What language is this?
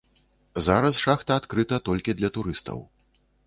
Belarusian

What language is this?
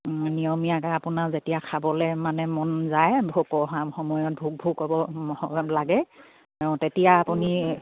Assamese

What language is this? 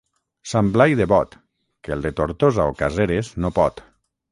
Catalan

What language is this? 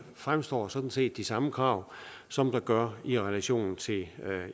Danish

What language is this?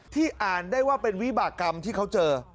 Thai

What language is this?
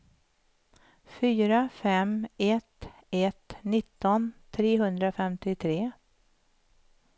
Swedish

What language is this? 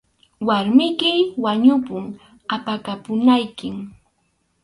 Arequipa-La Unión Quechua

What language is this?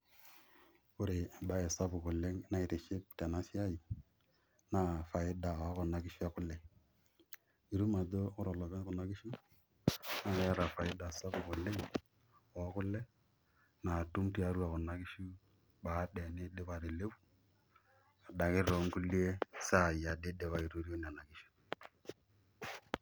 Masai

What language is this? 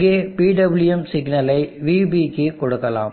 Tamil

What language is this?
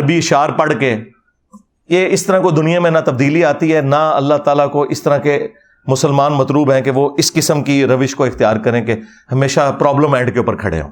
Urdu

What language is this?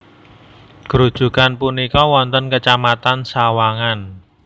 Javanese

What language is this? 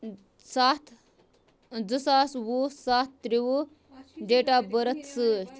Kashmiri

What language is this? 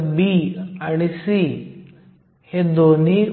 Marathi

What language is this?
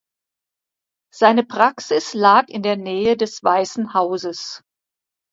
German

